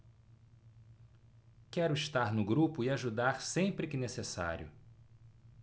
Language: Portuguese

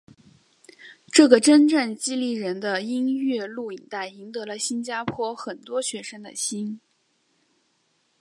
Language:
Chinese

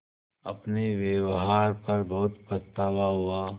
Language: Hindi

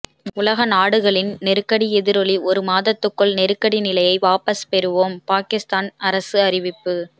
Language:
Tamil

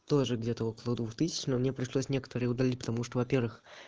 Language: Russian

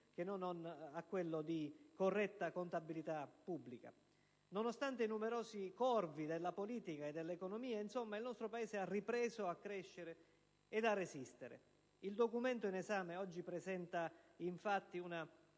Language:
Italian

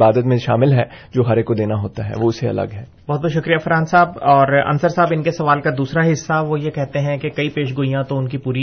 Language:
Urdu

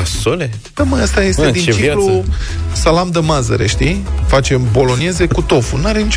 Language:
Romanian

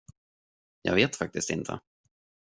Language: Swedish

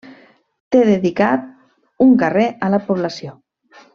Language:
Catalan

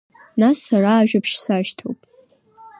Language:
Abkhazian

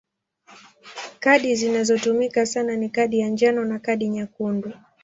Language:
Swahili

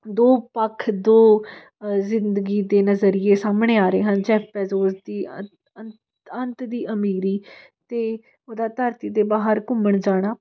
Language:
Punjabi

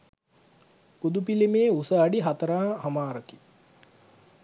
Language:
Sinhala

